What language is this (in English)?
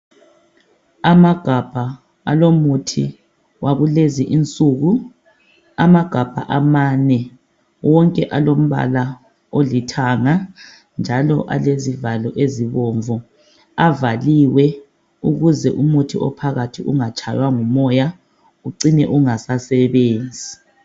North Ndebele